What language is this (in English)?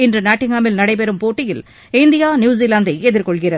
Tamil